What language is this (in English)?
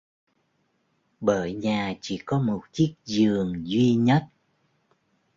Vietnamese